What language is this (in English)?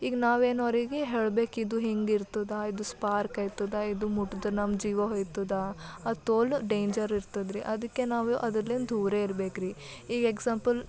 Kannada